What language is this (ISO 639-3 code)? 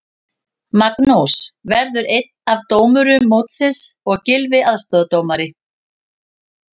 isl